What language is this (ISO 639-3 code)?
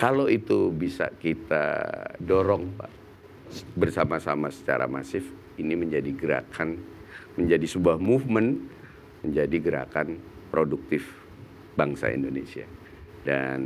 ind